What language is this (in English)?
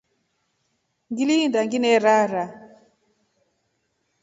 Rombo